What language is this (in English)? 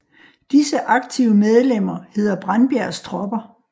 Danish